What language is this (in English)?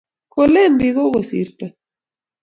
Kalenjin